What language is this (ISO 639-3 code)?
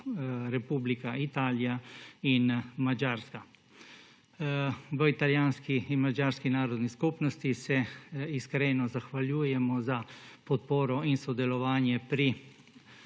slv